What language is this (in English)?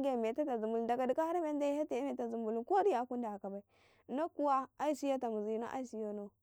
Karekare